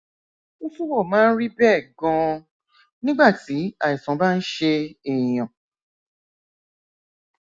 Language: Yoruba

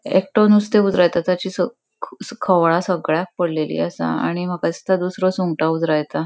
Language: Konkani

